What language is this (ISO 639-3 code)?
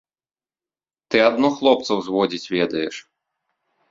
bel